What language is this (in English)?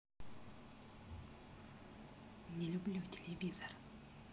Russian